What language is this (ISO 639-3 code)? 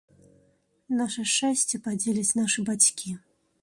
bel